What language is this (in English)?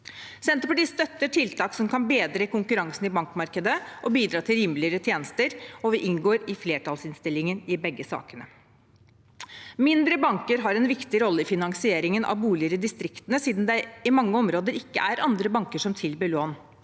Norwegian